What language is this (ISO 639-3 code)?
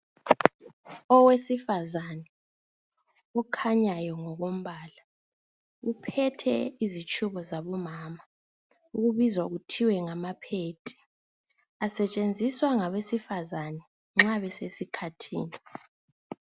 nde